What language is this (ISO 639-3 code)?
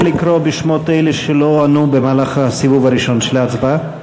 heb